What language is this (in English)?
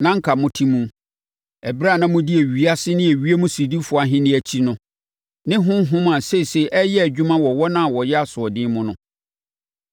Akan